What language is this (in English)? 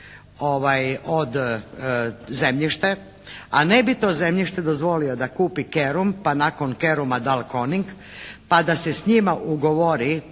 Croatian